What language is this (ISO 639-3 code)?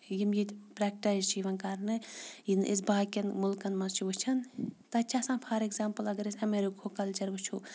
kas